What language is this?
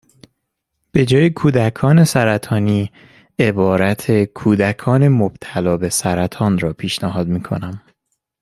Persian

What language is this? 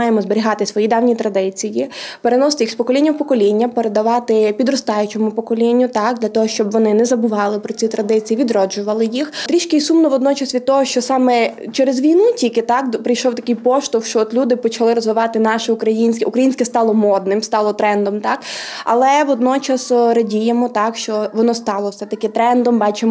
Ukrainian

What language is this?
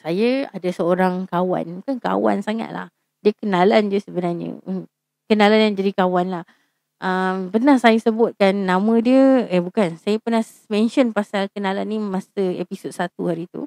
Malay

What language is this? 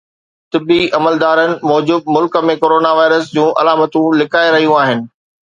Sindhi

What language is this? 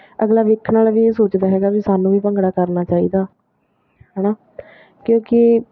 Punjabi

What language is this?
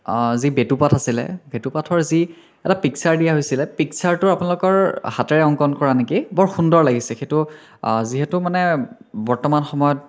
Assamese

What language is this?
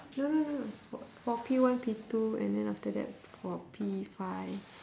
English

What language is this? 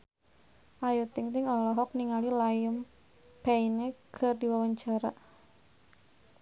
Sundanese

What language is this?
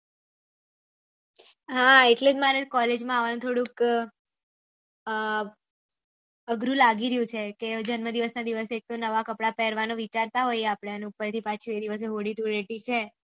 Gujarati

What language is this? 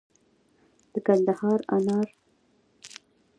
Pashto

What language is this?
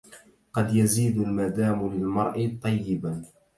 Arabic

